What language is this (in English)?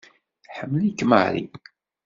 Kabyle